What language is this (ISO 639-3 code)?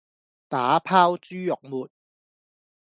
yue